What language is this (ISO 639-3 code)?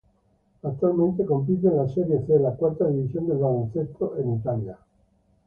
spa